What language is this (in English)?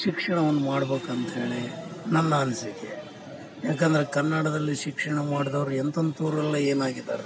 Kannada